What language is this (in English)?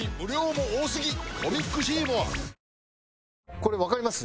Japanese